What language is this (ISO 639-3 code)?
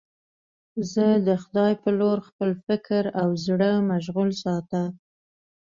pus